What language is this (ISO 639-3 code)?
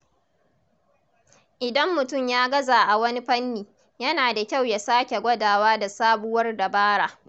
hau